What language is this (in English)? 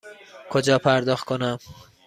Persian